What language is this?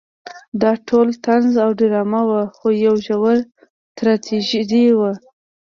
Pashto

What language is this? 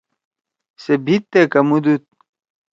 Torwali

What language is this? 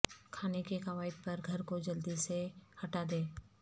Urdu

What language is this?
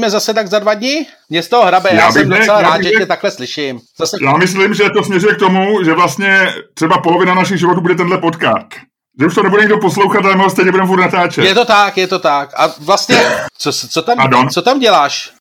Czech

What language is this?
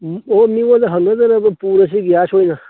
Manipuri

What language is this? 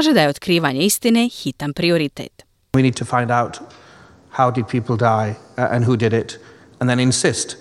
Croatian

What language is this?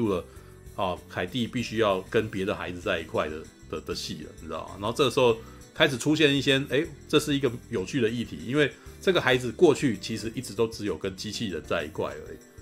Chinese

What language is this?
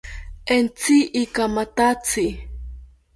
South Ucayali Ashéninka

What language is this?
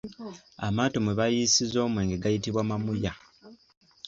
Ganda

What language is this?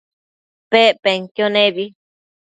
Matsés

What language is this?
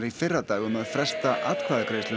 Icelandic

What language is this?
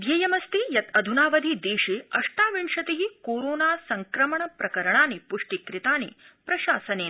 Sanskrit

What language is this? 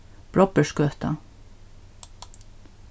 Faroese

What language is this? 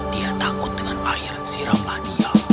Indonesian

